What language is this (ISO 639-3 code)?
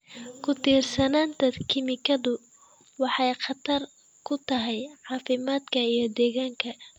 som